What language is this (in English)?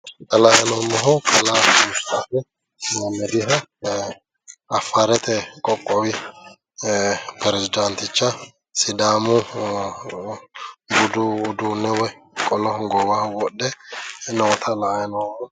Sidamo